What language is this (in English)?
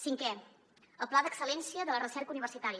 Catalan